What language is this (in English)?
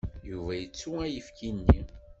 Kabyle